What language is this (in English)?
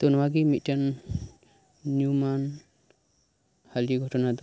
Santali